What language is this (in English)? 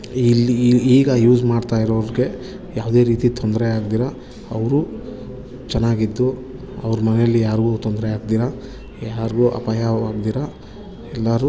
Kannada